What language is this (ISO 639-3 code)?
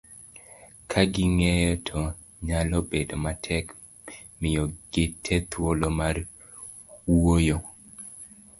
luo